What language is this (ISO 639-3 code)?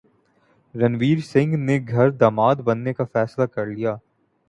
urd